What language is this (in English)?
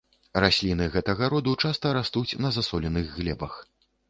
Belarusian